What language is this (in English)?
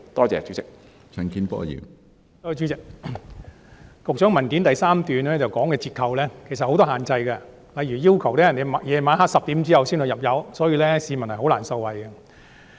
Cantonese